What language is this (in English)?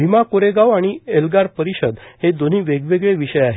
Marathi